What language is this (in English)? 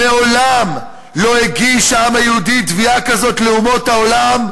Hebrew